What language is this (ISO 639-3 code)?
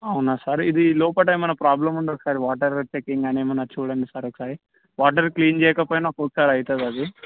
tel